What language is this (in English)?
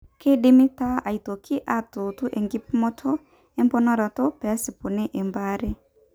Masai